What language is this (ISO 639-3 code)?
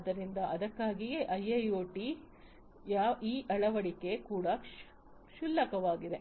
kan